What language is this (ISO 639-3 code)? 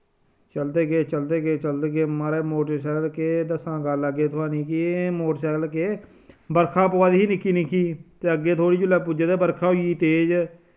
doi